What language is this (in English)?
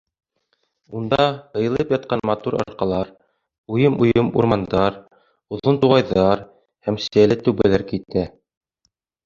Bashkir